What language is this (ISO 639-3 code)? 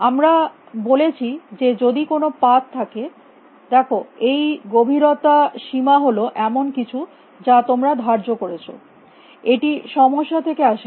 ben